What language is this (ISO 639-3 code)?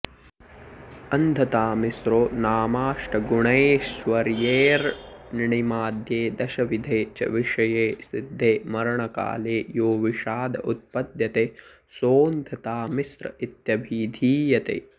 san